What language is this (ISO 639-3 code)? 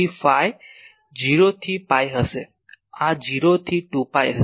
guj